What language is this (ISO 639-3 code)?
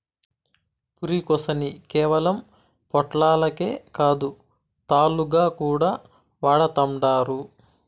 tel